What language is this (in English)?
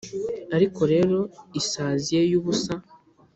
Kinyarwanda